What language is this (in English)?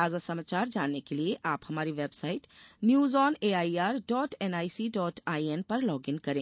Hindi